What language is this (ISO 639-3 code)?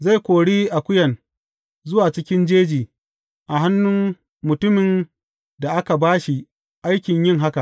hau